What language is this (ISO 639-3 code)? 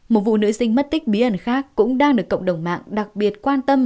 vie